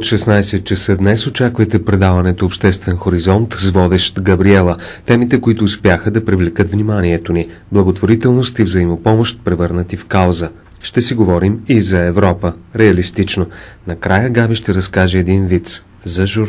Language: Bulgarian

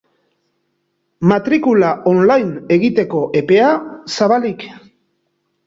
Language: Basque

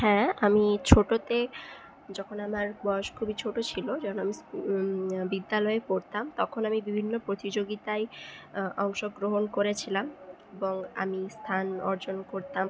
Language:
Bangla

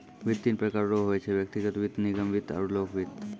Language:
Maithili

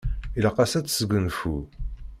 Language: Kabyle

